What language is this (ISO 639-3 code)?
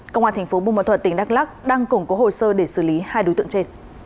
vie